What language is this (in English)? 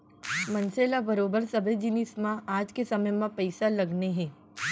Chhattisgarhi